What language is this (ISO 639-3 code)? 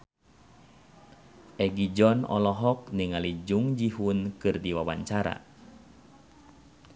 sun